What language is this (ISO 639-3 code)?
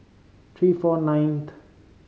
eng